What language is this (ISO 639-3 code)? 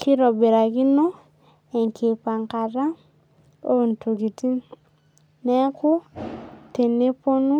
mas